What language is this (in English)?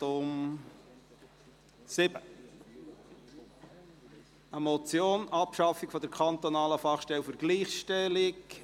Swiss German